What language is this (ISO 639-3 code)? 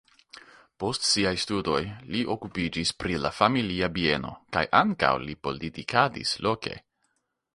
epo